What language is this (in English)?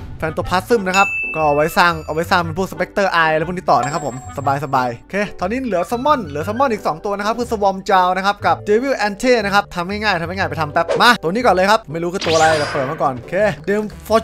Thai